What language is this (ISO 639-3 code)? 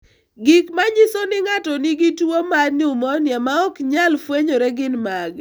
luo